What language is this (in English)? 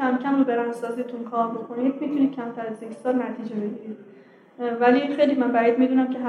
Persian